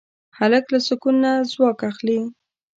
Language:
Pashto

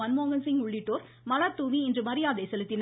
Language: Tamil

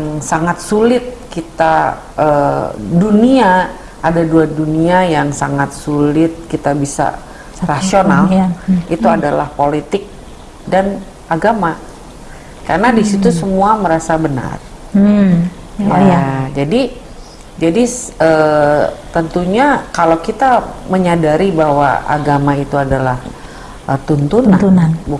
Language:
Indonesian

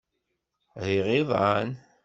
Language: Kabyle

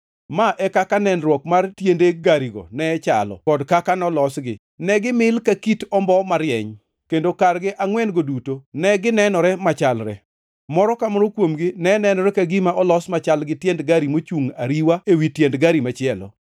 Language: Luo (Kenya and Tanzania)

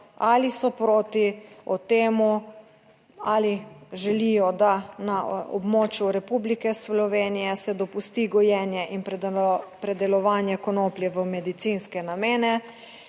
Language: Slovenian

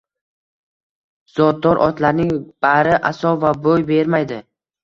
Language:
Uzbek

